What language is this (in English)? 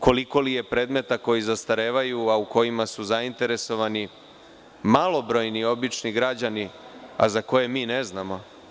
Serbian